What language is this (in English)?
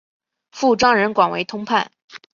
Chinese